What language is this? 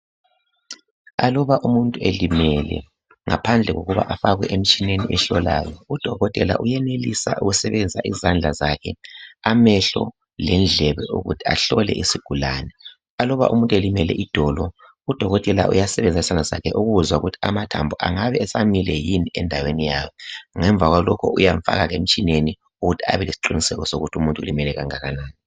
North Ndebele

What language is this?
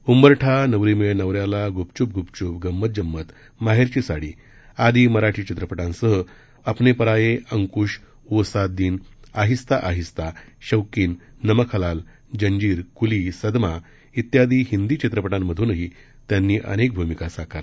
Marathi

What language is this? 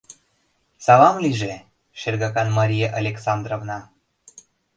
Mari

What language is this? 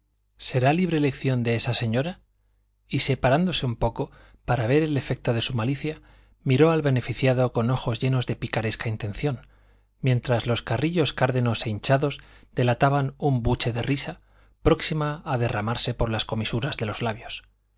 Spanish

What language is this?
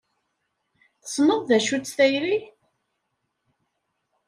Kabyle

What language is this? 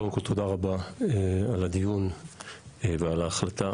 Hebrew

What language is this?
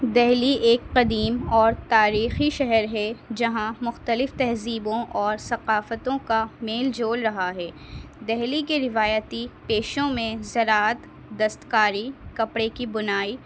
Urdu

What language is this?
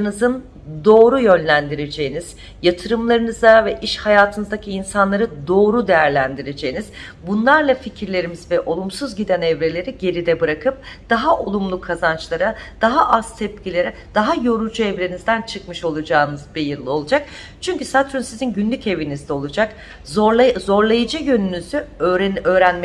Turkish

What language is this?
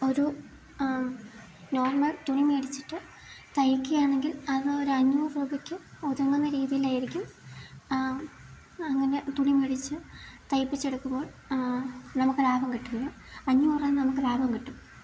Malayalam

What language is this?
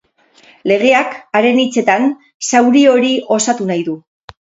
Basque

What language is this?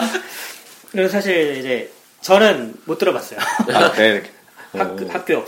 Korean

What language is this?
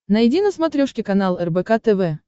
Russian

